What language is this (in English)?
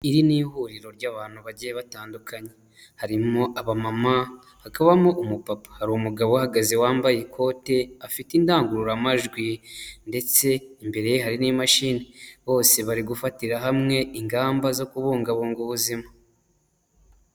Kinyarwanda